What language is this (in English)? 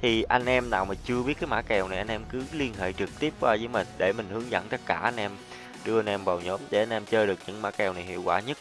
Vietnamese